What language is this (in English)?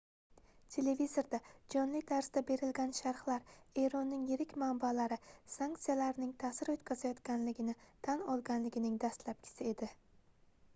Uzbek